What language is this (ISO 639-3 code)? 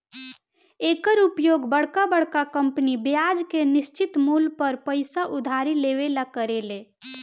bho